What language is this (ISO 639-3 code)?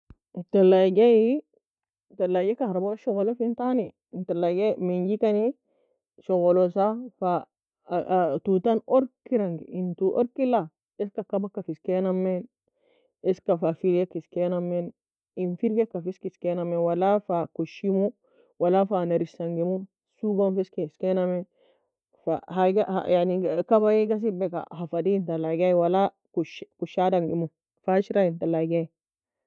fia